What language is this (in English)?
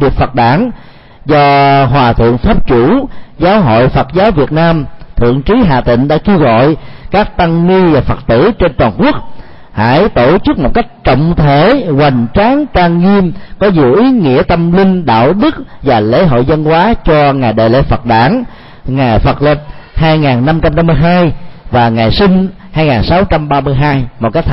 Vietnamese